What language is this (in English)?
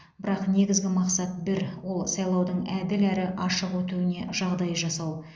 Kazakh